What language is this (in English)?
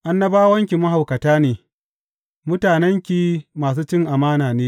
Hausa